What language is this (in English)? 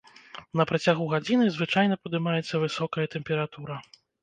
Belarusian